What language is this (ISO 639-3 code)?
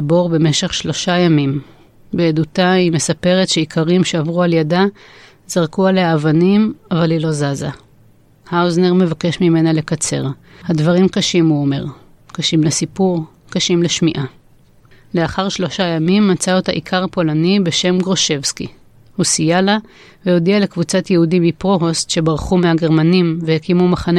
heb